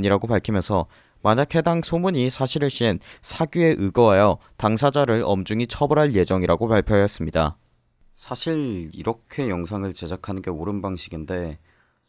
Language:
Korean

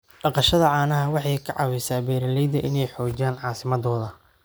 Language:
Somali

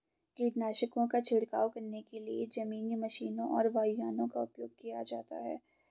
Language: Hindi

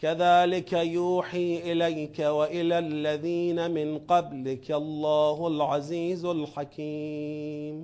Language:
Persian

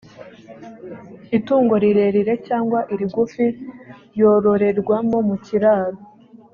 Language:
Kinyarwanda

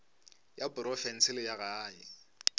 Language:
Northern Sotho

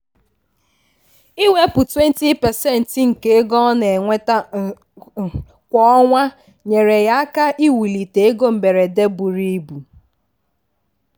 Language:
Igbo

